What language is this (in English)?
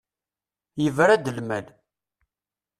Kabyle